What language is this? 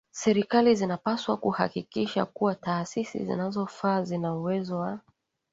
Swahili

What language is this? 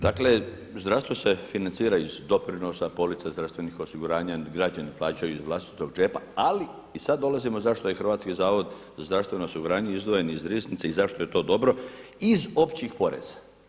Croatian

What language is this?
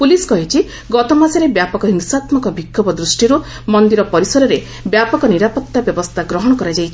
Odia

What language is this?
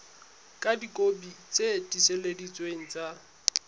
Southern Sotho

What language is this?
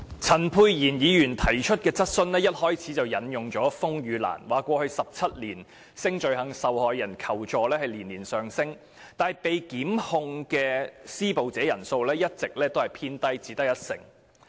Cantonese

